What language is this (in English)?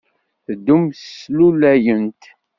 Kabyle